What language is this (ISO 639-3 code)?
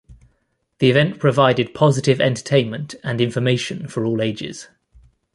eng